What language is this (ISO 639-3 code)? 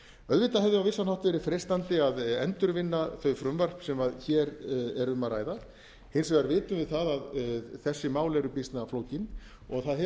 isl